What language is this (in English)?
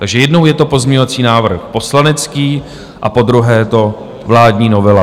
Czech